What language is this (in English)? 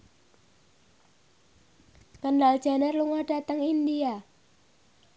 Javanese